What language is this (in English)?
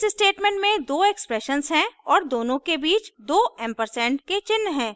Hindi